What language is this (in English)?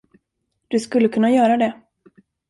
Swedish